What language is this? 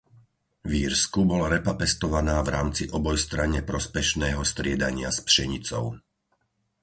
Slovak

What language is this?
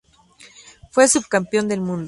Spanish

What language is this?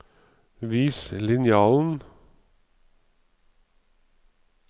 Norwegian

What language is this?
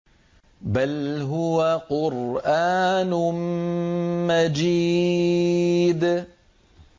Arabic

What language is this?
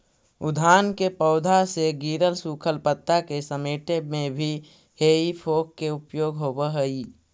Magahi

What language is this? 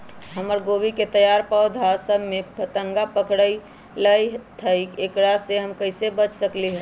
Magahi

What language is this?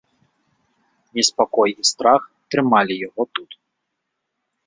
Belarusian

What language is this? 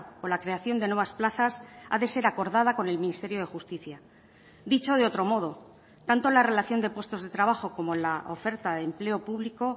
Spanish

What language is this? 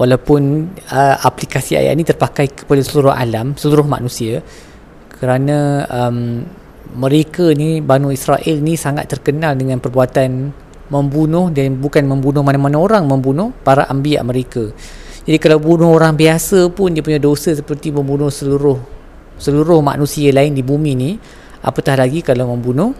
Malay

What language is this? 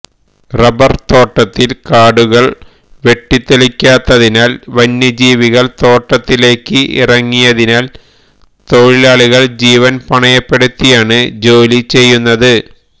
Malayalam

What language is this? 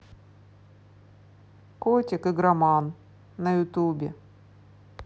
Russian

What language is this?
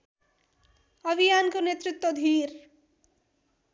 Nepali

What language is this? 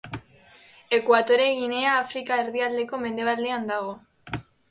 Basque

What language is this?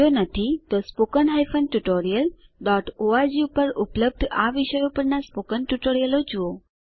Gujarati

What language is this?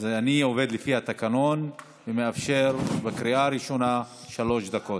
Hebrew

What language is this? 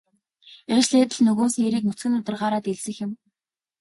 Mongolian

